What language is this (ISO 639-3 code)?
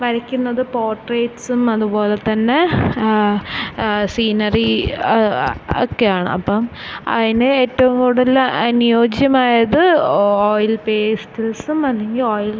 mal